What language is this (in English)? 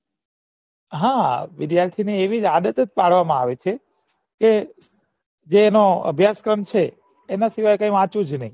Gujarati